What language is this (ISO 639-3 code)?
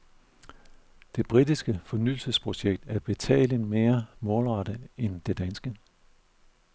dan